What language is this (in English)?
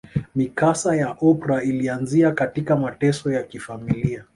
Swahili